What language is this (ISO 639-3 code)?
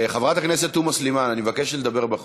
heb